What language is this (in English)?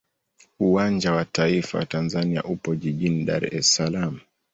Swahili